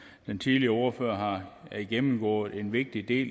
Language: Danish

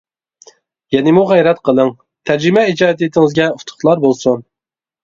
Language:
Uyghur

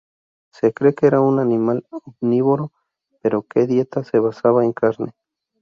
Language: Spanish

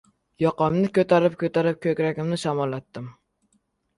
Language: Uzbek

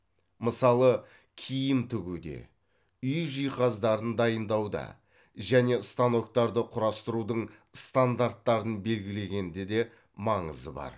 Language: Kazakh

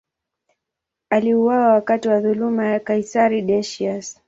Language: Swahili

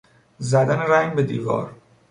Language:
Persian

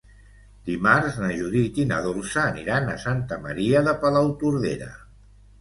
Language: Catalan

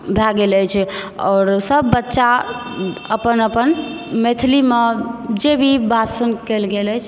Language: Maithili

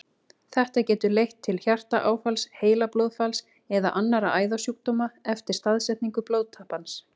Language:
Icelandic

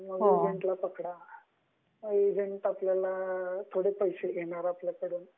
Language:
Marathi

